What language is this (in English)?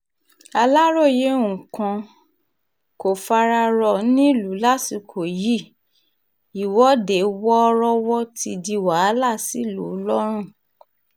Yoruba